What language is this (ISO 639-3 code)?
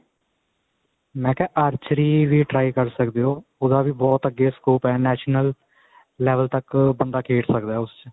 pan